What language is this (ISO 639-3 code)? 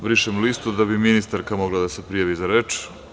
srp